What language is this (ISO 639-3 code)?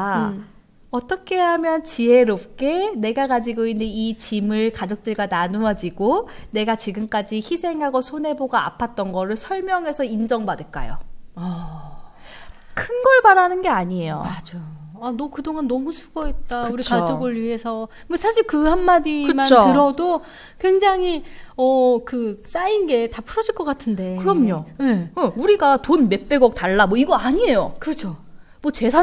kor